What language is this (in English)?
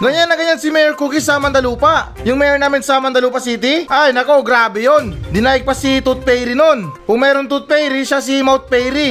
Filipino